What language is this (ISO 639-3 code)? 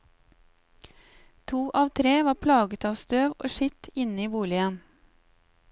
nor